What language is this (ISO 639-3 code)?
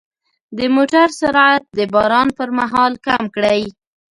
pus